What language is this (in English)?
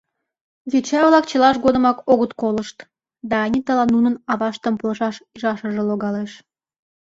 Mari